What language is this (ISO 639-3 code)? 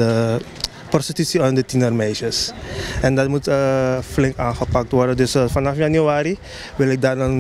nld